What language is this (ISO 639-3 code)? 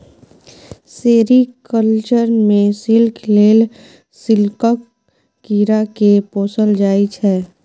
mai